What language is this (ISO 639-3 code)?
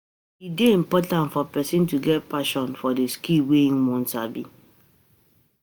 pcm